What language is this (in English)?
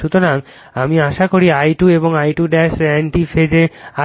Bangla